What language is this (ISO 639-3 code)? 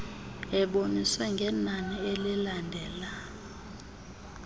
xho